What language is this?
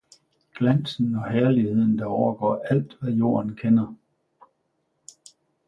Danish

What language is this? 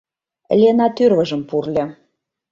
Mari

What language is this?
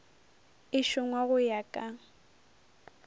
Northern Sotho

